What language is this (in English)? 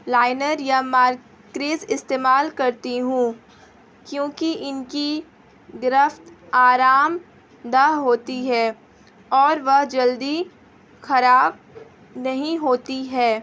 Urdu